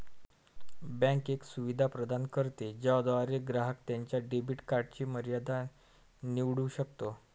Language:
Marathi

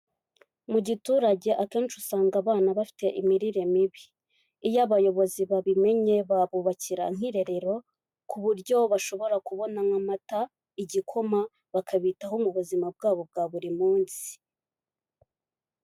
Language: Kinyarwanda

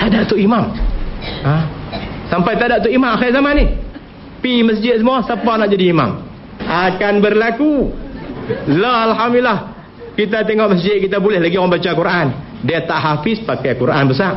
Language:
Malay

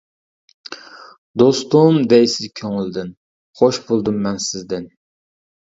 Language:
Uyghur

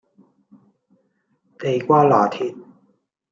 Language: Cantonese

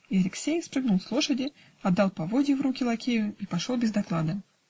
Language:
Russian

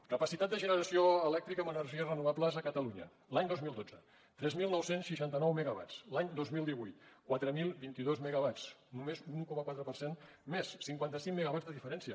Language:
Catalan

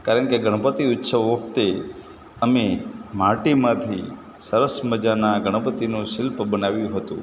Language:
Gujarati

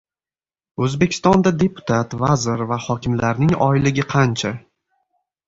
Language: Uzbek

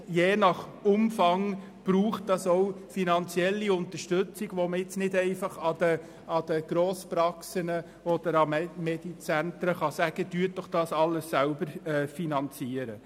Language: Swiss German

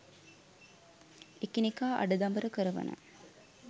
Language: Sinhala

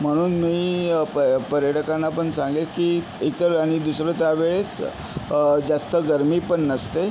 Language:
Marathi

